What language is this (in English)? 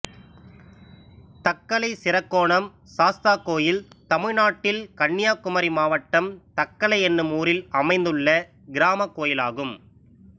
Tamil